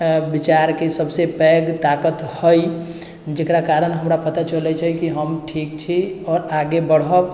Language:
Maithili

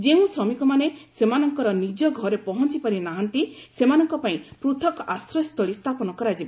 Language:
Odia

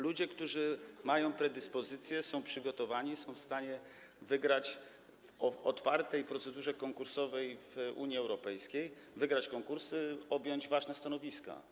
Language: Polish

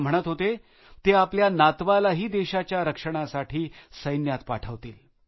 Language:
Marathi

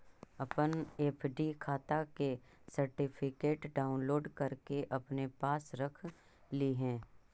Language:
Magahi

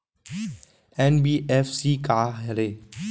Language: Chhattisgarhi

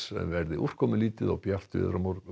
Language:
Icelandic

